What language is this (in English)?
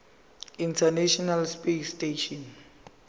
Zulu